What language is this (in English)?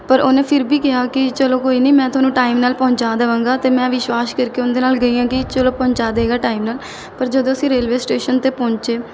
Punjabi